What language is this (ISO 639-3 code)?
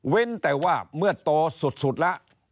tha